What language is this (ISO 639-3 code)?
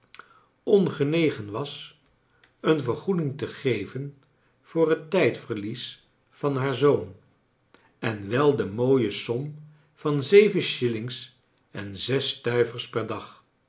nld